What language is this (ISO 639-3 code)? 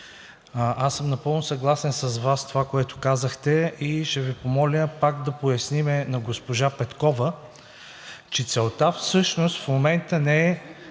bul